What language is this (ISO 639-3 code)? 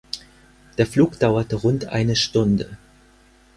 deu